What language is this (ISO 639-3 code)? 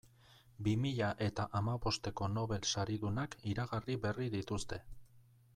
eus